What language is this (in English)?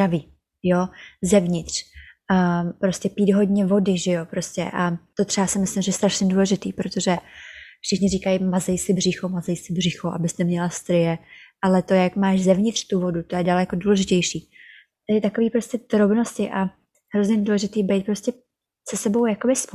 Czech